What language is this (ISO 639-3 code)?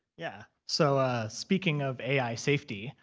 eng